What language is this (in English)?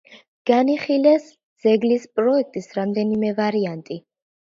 Georgian